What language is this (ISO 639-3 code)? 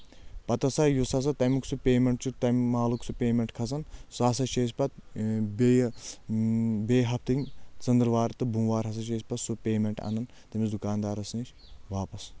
kas